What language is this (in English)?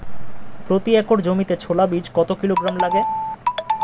Bangla